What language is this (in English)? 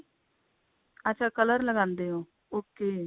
Punjabi